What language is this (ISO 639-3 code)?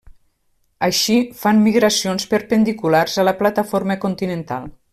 cat